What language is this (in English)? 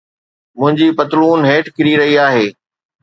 Sindhi